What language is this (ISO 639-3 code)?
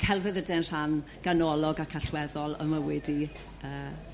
cym